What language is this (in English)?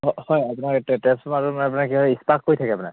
Assamese